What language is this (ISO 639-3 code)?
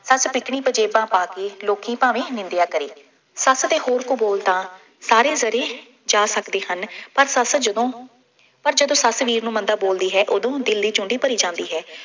pan